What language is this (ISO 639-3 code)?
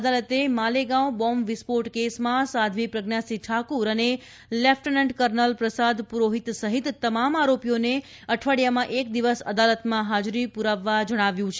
guj